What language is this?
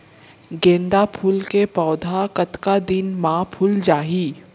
Chhattisgarhi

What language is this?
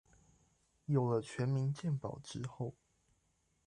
Chinese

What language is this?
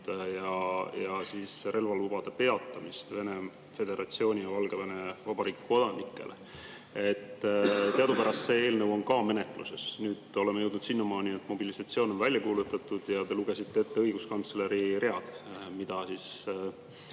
Estonian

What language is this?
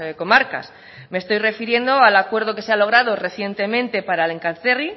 Spanish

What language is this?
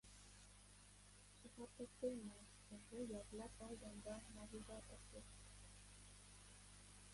Uzbek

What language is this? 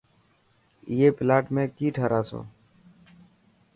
Dhatki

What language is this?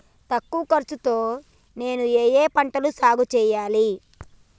Telugu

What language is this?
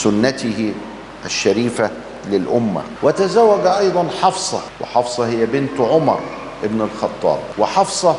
Arabic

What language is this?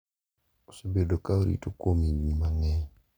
Luo (Kenya and Tanzania)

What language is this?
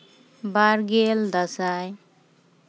Santali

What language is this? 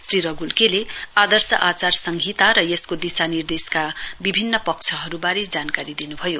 Nepali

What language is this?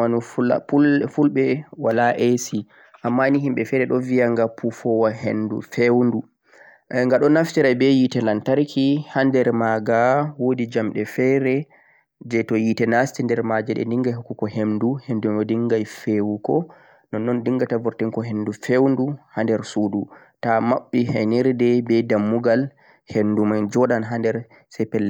Central-Eastern Niger Fulfulde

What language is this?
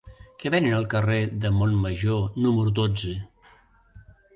Catalan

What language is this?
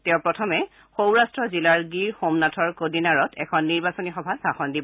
Assamese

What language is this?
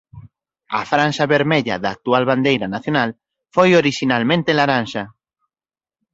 Galician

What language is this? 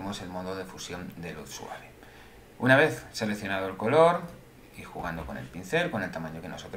Spanish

